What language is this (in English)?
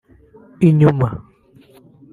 Kinyarwanda